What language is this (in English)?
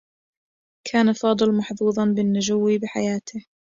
Arabic